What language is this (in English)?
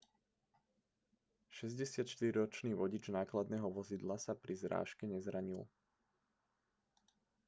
Slovak